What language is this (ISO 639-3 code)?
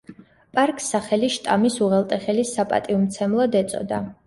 kat